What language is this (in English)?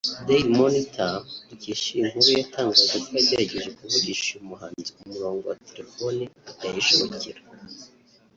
Kinyarwanda